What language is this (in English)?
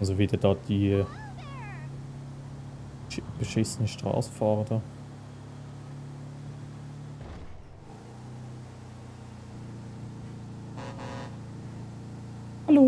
German